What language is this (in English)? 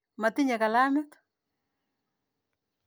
Kalenjin